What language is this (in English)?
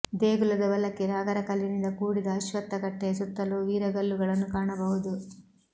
Kannada